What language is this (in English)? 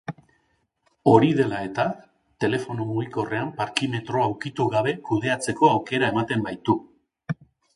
Basque